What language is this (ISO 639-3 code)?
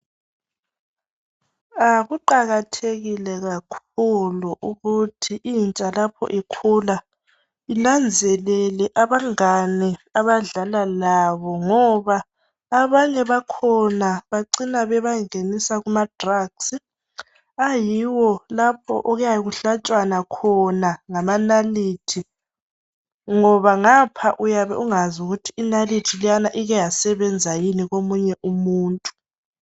nde